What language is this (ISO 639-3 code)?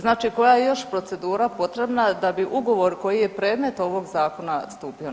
hrv